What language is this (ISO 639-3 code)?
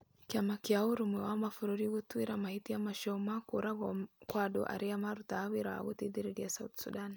kik